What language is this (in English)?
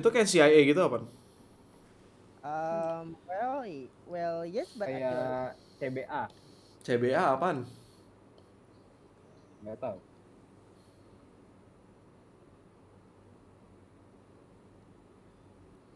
Indonesian